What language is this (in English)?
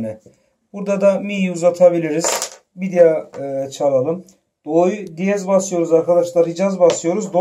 Turkish